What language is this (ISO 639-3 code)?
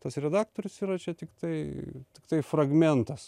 lit